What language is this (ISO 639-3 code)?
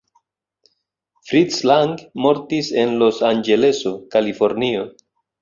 epo